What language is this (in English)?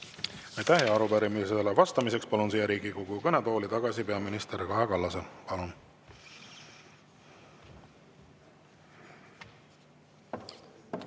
Estonian